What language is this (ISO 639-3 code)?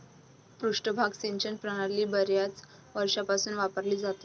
mar